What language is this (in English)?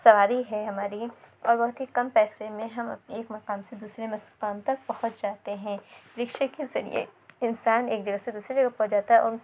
Urdu